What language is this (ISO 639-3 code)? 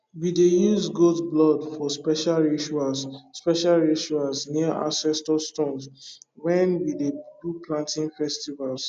pcm